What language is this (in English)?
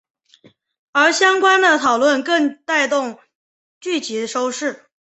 Chinese